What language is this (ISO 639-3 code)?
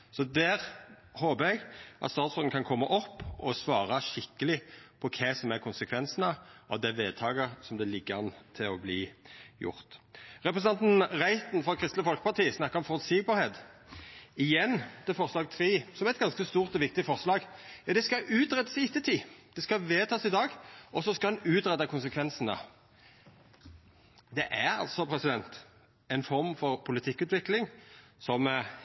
nno